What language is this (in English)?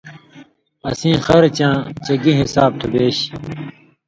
Indus Kohistani